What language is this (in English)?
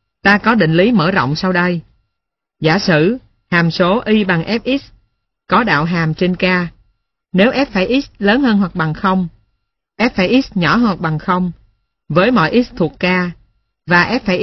Vietnamese